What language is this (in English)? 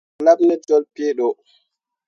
Mundang